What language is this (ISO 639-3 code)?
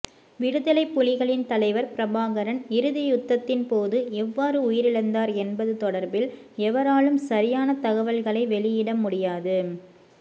tam